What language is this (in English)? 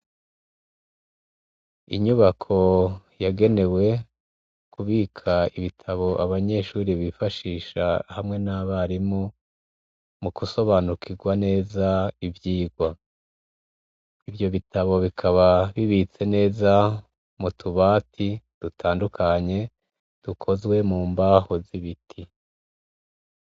Rundi